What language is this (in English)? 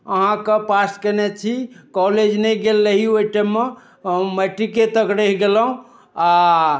Maithili